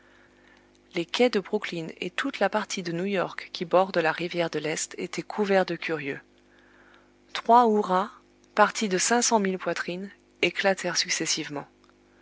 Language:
French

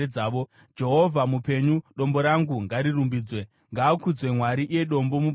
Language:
Shona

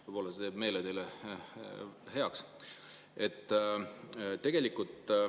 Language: Estonian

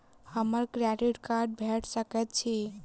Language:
Maithili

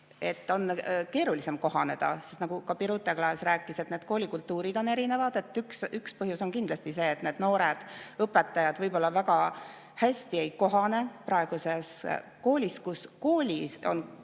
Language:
Estonian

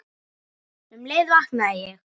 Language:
Icelandic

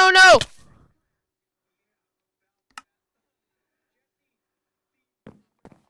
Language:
English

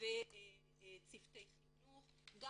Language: Hebrew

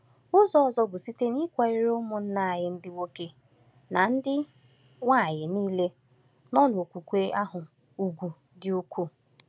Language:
Igbo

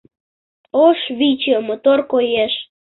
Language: Mari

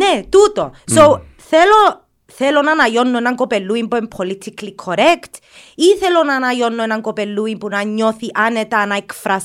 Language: Greek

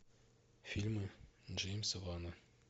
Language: Russian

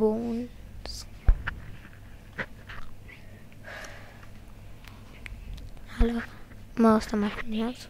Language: Romanian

